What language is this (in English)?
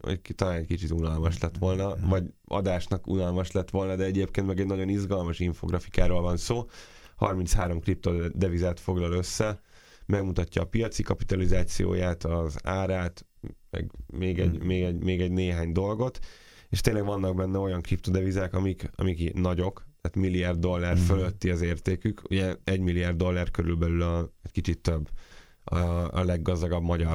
Hungarian